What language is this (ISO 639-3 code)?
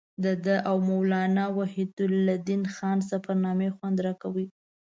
pus